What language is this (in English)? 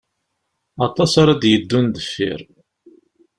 Kabyle